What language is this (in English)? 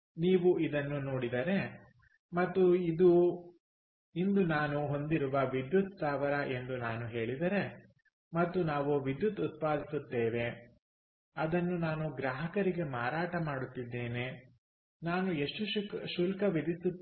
Kannada